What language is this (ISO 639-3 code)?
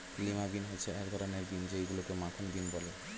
ben